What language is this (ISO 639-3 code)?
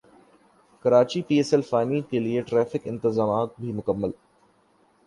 urd